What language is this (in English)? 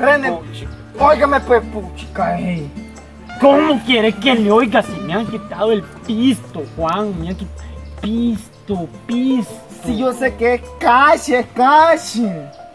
Spanish